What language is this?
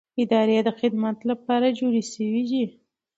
Pashto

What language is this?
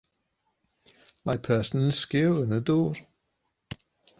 Welsh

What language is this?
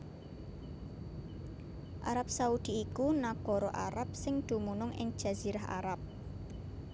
Javanese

